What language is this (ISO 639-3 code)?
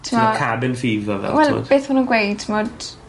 cym